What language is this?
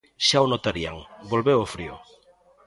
Galician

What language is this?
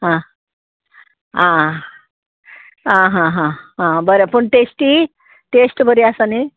Konkani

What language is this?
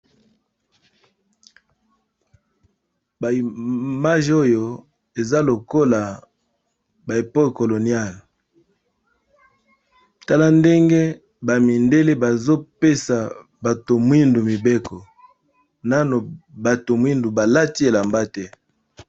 Lingala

